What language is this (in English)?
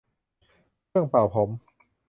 Thai